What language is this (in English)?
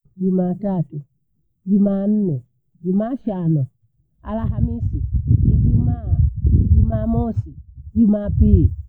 Bondei